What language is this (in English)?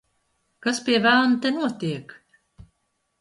Latvian